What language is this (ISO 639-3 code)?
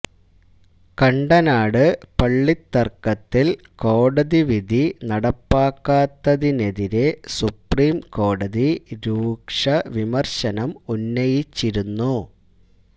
mal